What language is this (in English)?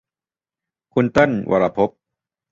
Thai